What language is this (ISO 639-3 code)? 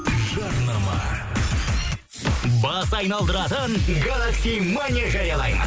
kaz